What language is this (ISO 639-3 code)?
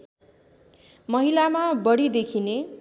nep